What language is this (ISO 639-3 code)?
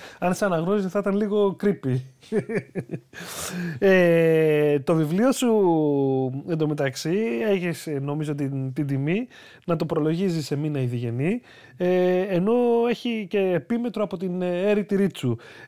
ell